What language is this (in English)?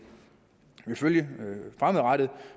Danish